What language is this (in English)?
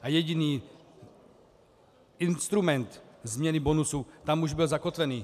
Czech